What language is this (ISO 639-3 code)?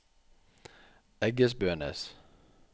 nor